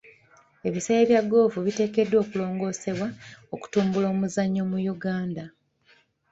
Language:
Ganda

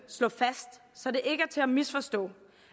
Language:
Danish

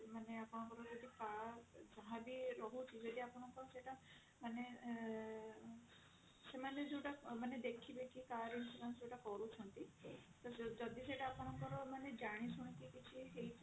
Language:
Odia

